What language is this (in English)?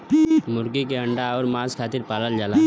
Bhojpuri